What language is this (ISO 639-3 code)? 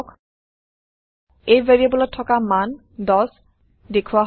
asm